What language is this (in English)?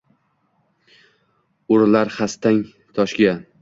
Uzbek